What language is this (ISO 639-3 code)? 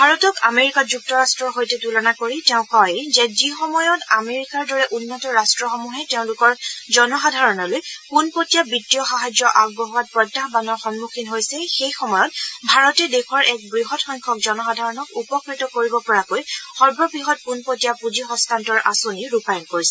asm